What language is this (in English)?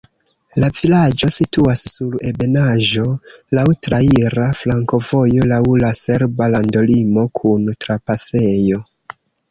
Esperanto